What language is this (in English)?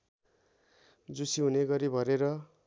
Nepali